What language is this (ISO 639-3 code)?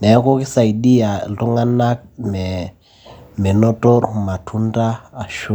mas